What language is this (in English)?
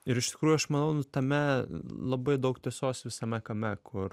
Lithuanian